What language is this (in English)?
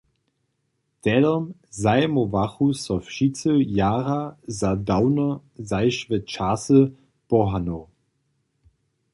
Upper Sorbian